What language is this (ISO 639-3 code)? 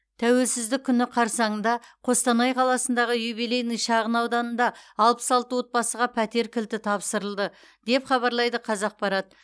kaz